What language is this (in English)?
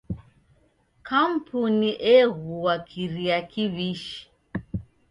Taita